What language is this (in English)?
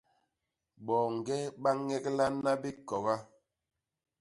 Basaa